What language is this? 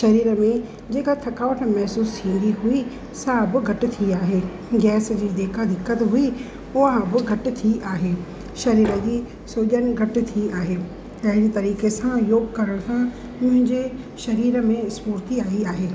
Sindhi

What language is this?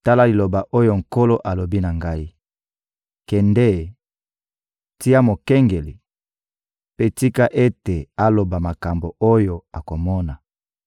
Lingala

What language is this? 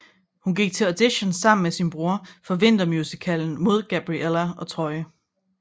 Danish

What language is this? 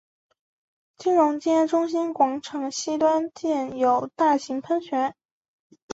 Chinese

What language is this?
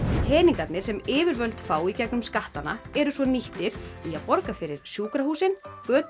Icelandic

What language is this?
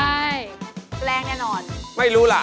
Thai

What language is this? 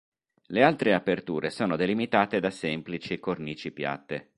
Italian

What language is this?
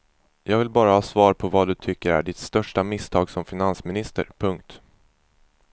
Swedish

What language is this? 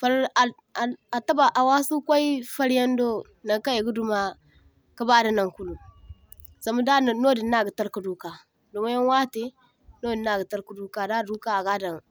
Zarma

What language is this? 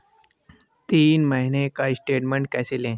Hindi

